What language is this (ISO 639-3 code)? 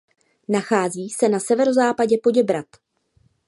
ces